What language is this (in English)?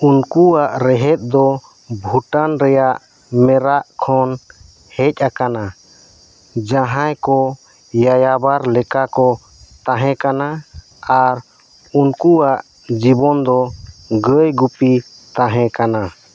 Santali